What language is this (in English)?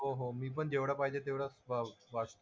Marathi